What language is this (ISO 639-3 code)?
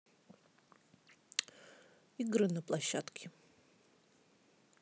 rus